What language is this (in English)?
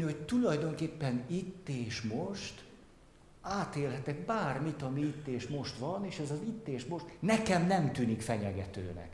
Hungarian